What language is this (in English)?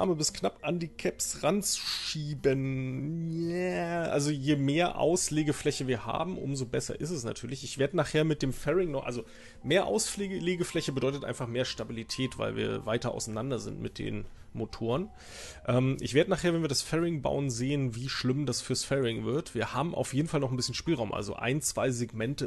German